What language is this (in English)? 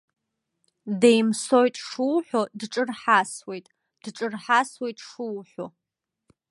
Abkhazian